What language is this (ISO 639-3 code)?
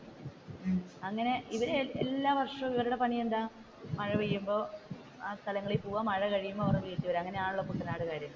mal